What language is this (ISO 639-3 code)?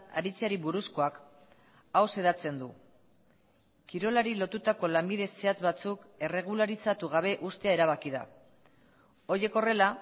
eus